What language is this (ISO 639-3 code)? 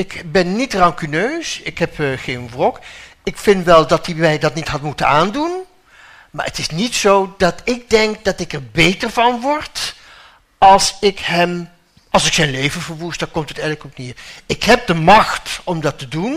nld